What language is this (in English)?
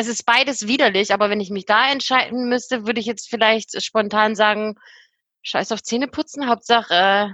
German